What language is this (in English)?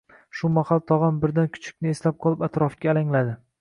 Uzbek